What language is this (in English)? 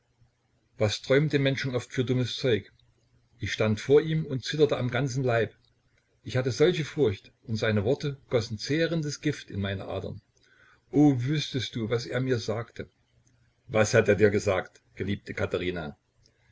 German